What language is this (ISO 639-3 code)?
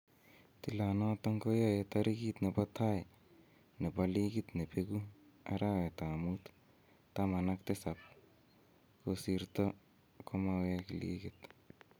kln